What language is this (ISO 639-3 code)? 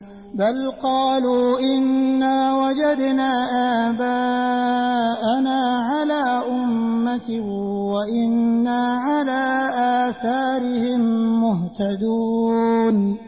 ara